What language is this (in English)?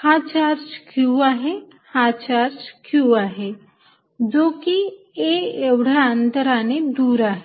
Marathi